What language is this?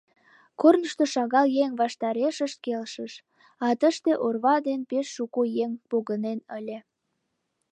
Mari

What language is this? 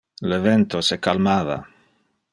Interlingua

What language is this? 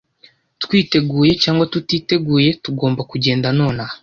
Kinyarwanda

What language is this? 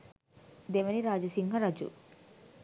Sinhala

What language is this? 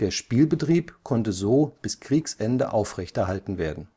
German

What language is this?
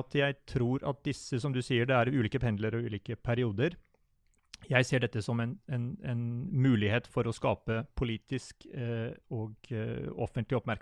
English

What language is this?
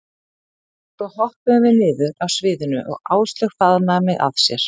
Icelandic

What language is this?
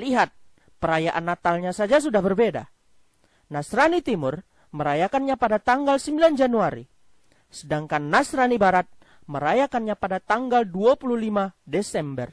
Indonesian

